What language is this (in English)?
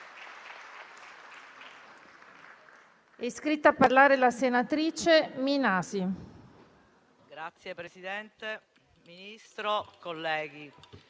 Italian